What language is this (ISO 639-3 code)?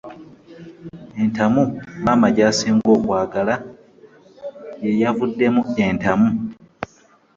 lug